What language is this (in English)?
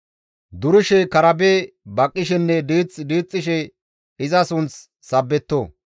Gamo